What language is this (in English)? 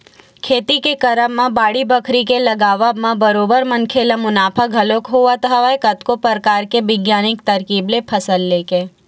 Chhattisgarhi